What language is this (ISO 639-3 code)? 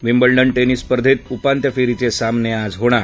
mar